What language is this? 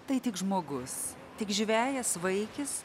Lithuanian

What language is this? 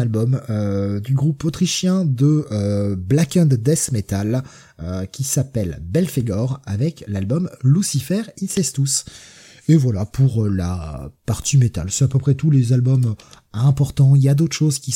French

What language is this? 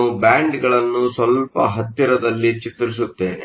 Kannada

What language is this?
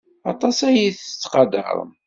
Kabyle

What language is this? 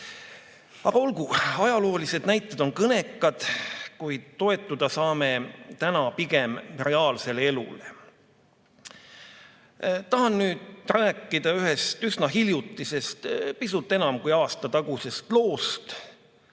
Estonian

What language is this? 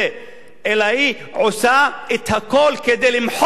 Hebrew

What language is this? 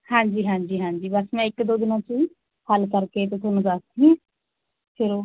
Punjabi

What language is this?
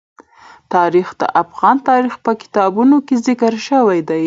Pashto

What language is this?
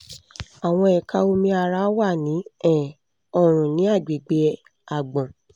Yoruba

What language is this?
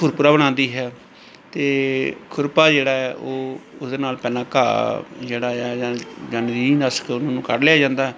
Punjabi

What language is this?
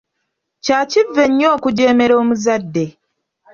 Ganda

